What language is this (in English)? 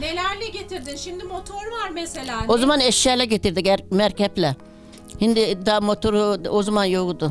Turkish